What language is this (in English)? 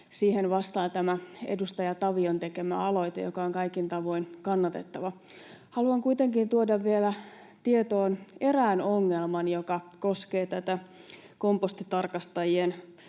Finnish